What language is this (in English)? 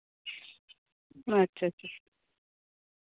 Santali